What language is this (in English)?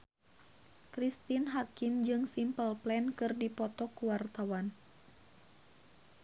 Sundanese